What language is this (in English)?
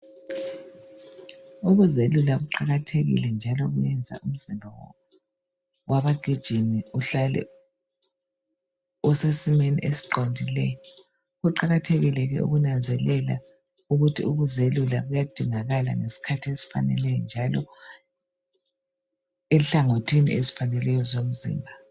North Ndebele